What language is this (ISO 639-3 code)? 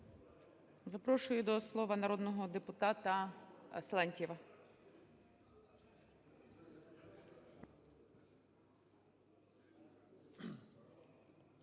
ukr